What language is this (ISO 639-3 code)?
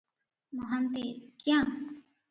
ori